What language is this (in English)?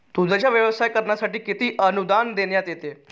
Marathi